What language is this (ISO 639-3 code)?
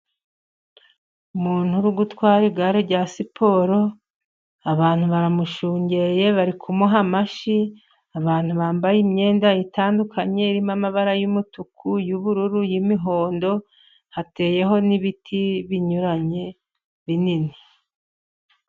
kin